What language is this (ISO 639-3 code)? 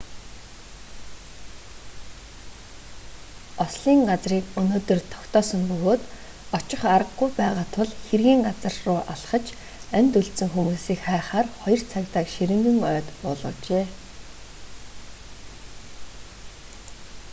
mon